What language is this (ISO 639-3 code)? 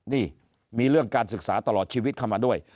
tha